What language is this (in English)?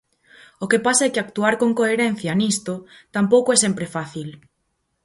Galician